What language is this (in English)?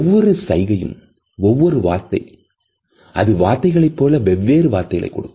Tamil